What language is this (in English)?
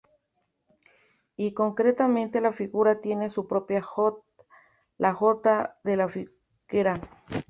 Spanish